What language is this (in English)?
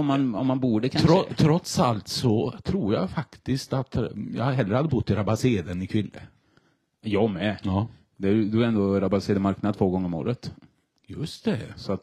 Swedish